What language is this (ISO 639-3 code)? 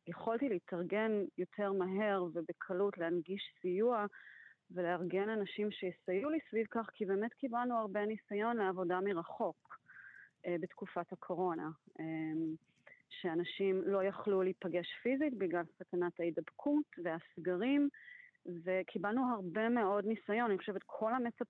heb